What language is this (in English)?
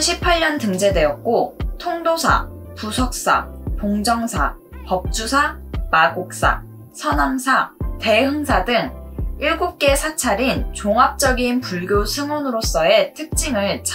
Korean